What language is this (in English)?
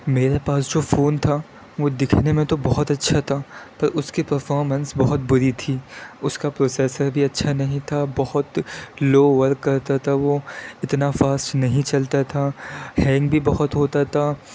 Urdu